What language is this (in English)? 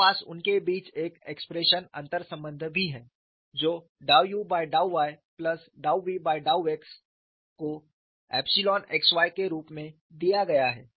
Hindi